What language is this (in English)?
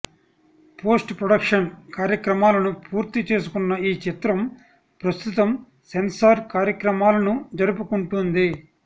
Telugu